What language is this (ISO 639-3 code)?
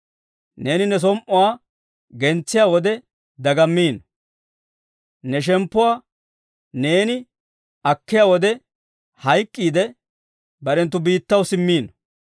dwr